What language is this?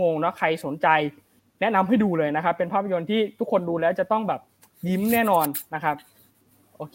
Thai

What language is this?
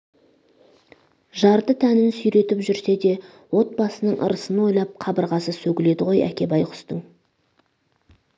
Kazakh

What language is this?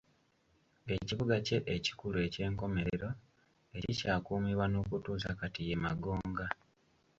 Ganda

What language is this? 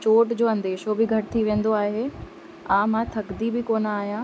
Sindhi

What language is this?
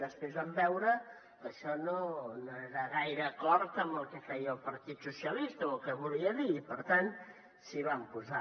Catalan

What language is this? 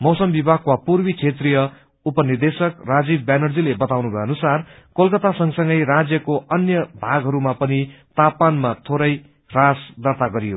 Nepali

